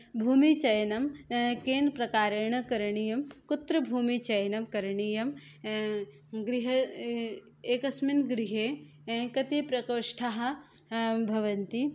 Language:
Sanskrit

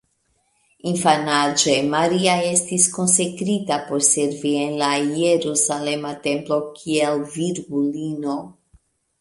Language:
Esperanto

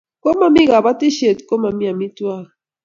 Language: Kalenjin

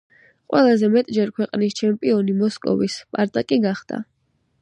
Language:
Georgian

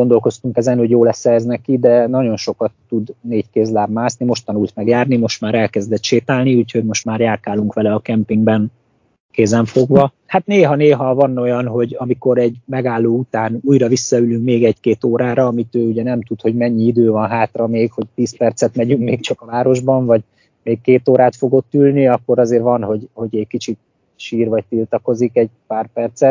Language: Hungarian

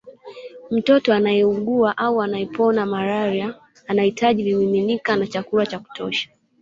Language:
Swahili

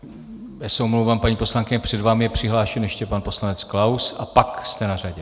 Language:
Czech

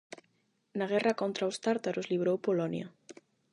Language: Galician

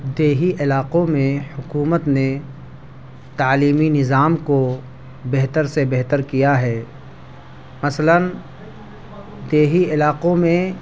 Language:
Urdu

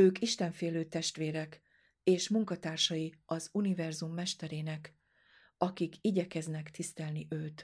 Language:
Hungarian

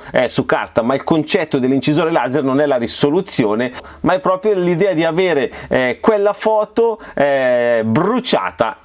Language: Italian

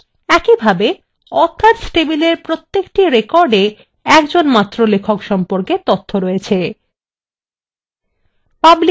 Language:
Bangla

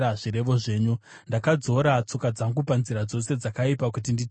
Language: Shona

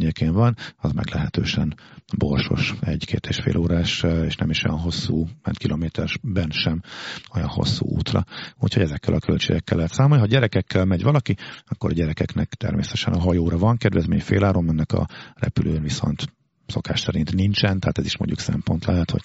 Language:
Hungarian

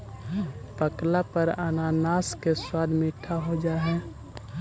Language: Magahi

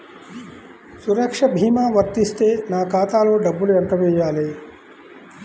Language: Telugu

